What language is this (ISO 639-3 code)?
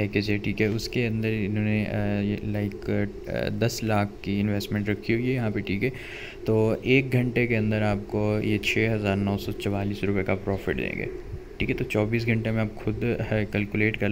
hin